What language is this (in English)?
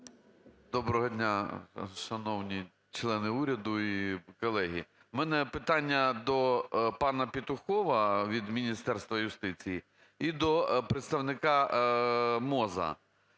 Ukrainian